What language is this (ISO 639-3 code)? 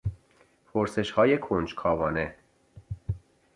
fas